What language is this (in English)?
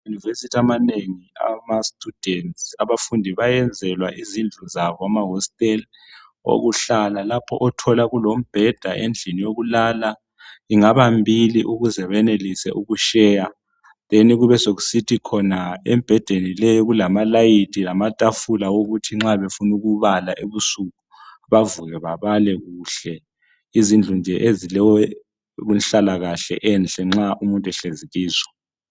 North Ndebele